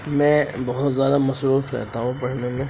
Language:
Urdu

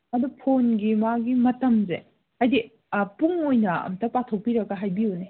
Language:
Manipuri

